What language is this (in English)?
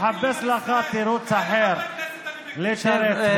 Hebrew